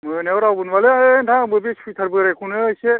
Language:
Bodo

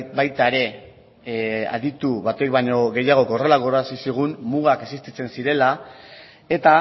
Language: Basque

